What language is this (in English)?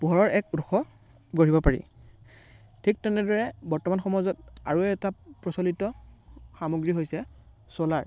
Assamese